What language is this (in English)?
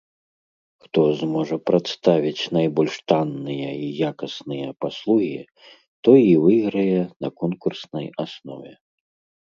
Belarusian